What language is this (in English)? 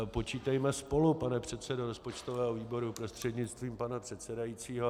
Czech